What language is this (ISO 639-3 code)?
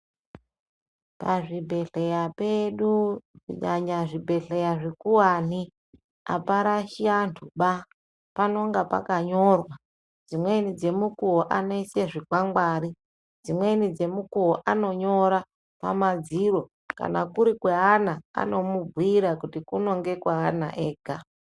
ndc